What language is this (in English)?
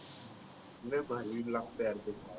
Marathi